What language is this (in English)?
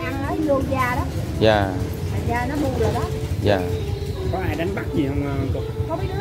Vietnamese